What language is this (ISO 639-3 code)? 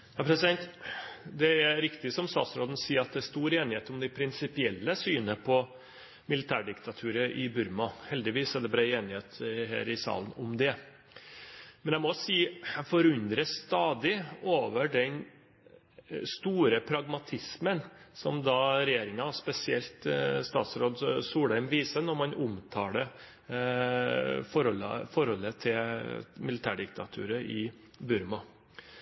nor